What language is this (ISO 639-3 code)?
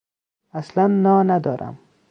fas